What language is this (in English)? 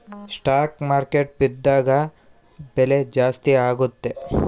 Kannada